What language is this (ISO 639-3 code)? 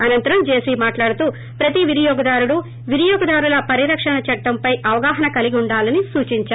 tel